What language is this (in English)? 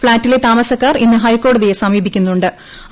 Malayalam